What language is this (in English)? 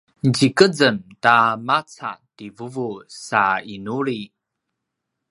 Paiwan